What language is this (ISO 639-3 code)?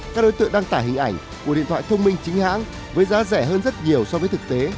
vie